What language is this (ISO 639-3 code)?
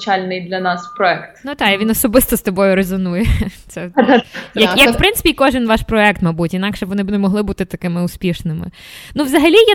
ukr